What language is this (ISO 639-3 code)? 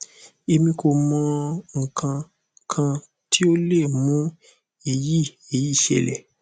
yor